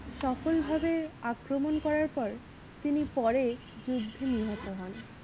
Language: Bangla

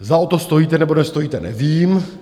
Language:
Czech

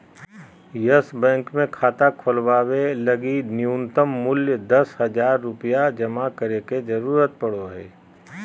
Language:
Magahi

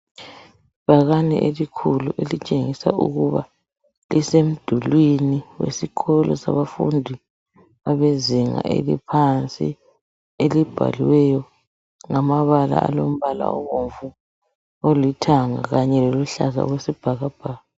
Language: North Ndebele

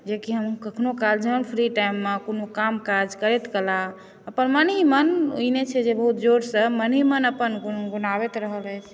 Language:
Maithili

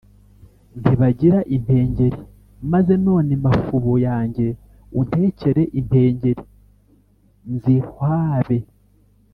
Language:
Kinyarwanda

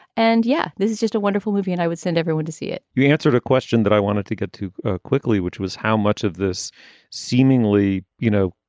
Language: English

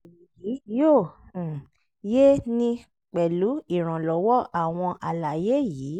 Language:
Yoruba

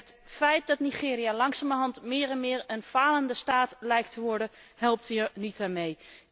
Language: Dutch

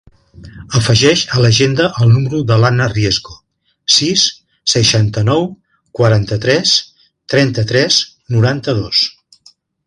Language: Catalan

